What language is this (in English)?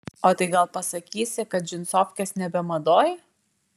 Lithuanian